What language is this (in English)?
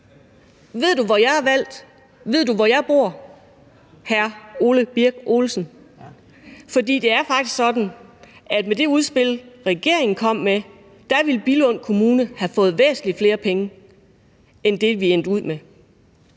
Danish